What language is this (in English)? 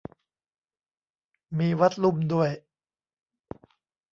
Thai